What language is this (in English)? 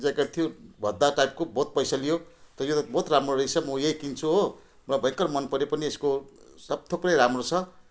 Nepali